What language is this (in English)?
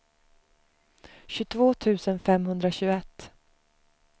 Swedish